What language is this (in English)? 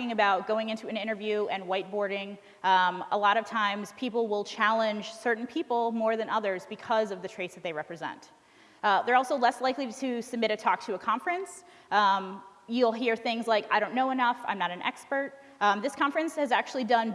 English